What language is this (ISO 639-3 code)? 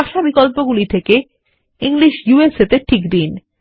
ben